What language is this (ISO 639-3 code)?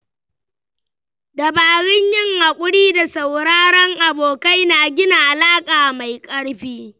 hau